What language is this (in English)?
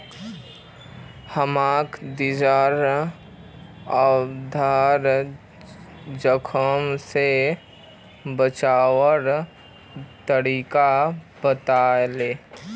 Magahi